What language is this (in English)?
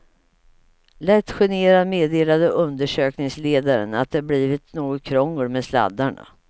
Swedish